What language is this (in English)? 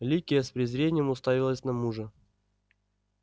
Russian